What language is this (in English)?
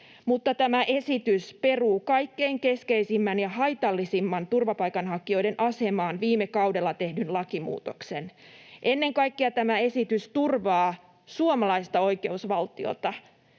Finnish